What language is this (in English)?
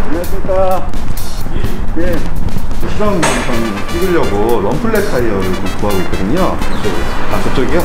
Korean